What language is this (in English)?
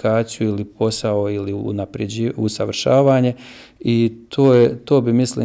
Croatian